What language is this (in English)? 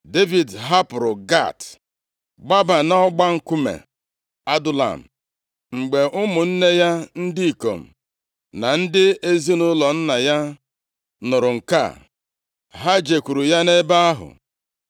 Igbo